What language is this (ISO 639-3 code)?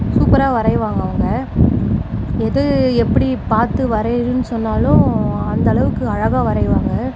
tam